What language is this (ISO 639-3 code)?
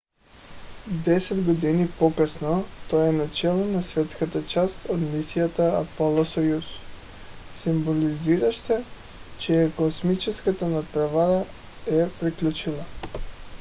bul